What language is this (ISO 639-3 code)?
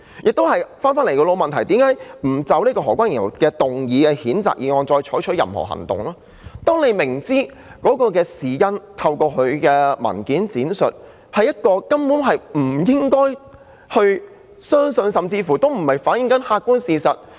yue